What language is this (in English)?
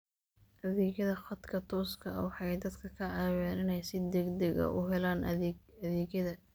Somali